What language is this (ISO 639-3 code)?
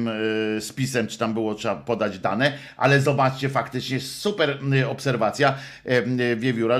pol